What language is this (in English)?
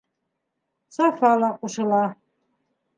Bashkir